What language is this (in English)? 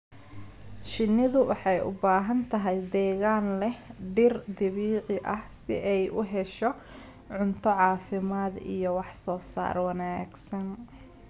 Somali